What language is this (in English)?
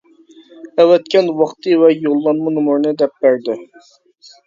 Uyghur